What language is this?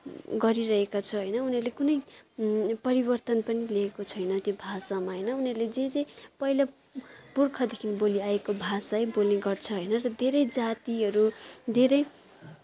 Nepali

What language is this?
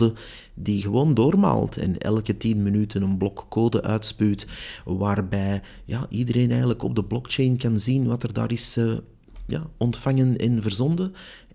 Dutch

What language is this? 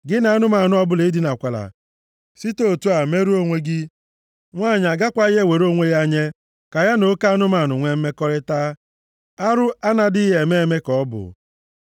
Igbo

